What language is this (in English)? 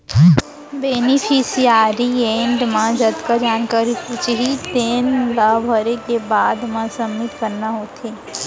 Chhattisgarhi